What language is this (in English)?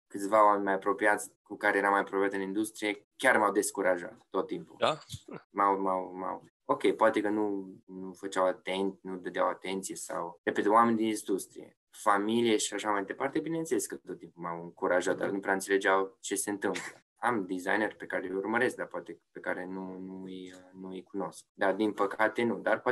Romanian